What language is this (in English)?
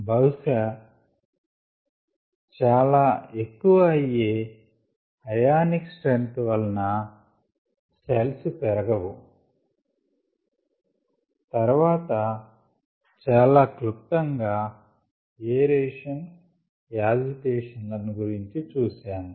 Telugu